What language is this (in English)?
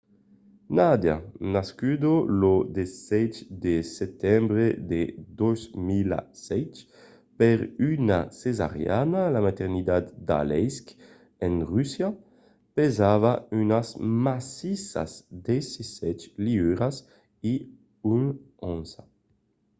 Occitan